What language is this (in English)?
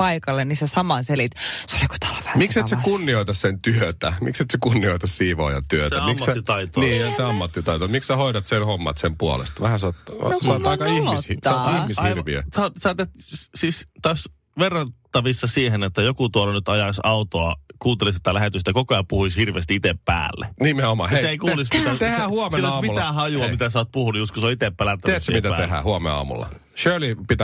Finnish